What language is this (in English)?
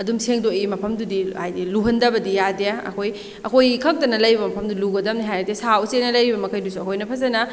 Manipuri